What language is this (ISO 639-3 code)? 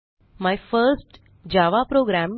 mar